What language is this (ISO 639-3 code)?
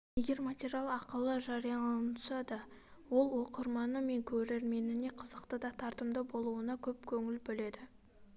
kaz